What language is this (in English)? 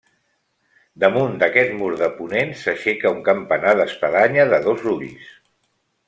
Catalan